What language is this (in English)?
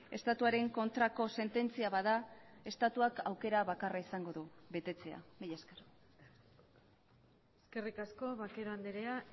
Basque